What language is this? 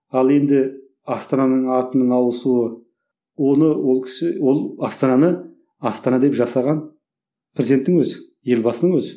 Kazakh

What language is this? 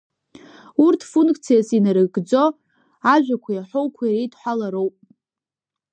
Abkhazian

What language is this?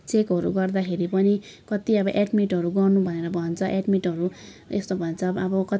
Nepali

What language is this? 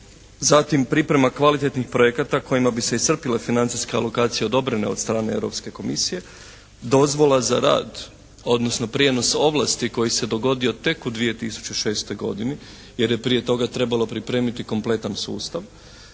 Croatian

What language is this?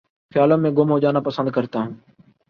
Urdu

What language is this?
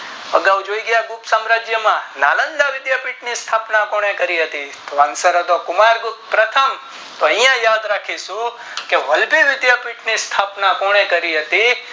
Gujarati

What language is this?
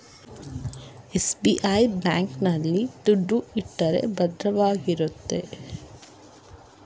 Kannada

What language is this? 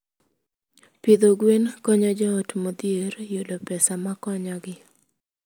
Luo (Kenya and Tanzania)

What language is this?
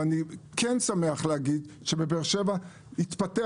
Hebrew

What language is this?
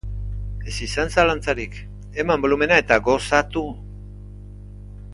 Basque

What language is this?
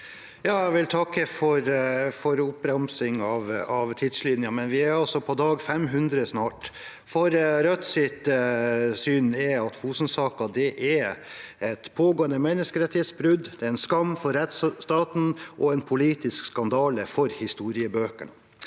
Norwegian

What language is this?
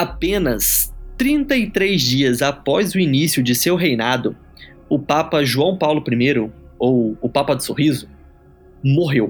Portuguese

